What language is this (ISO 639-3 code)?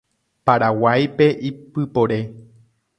grn